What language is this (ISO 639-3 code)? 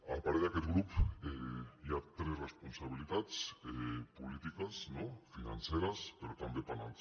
cat